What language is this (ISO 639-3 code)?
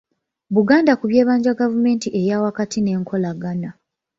lug